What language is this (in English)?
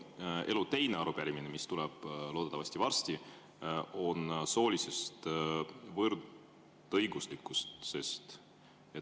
Estonian